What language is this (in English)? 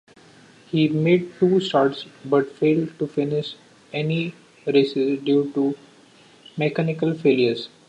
English